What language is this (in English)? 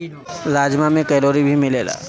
Bhojpuri